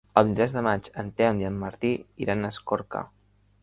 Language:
Catalan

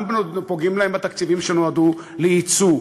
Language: Hebrew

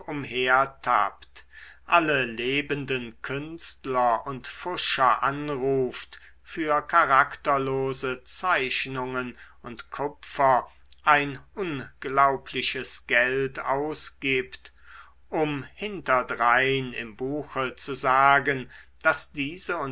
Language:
German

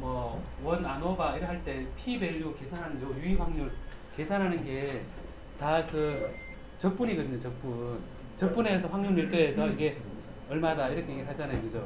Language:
Korean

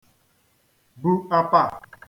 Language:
Igbo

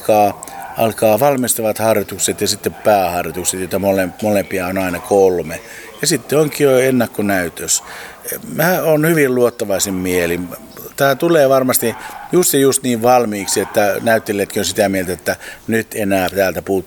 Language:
Finnish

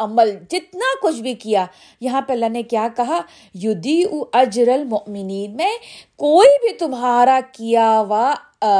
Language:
Urdu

